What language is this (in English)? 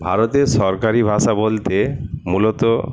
Bangla